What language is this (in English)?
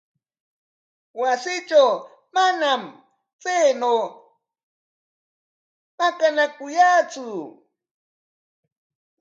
Corongo Ancash Quechua